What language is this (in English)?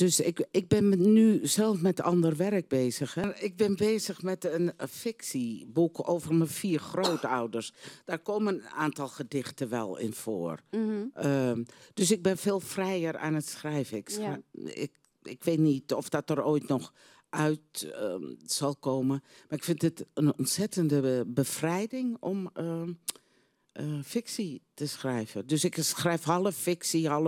Dutch